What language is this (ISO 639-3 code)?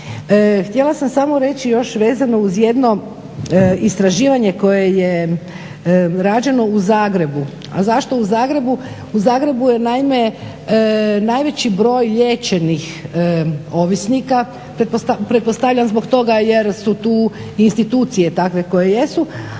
hrv